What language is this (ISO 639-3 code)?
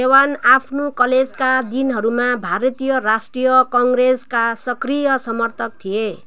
nep